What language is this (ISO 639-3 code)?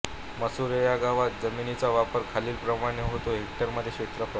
mar